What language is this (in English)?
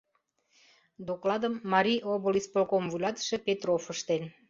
Mari